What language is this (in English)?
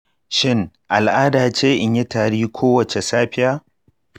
Hausa